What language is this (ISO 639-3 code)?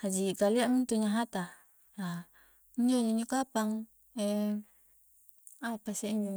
kjc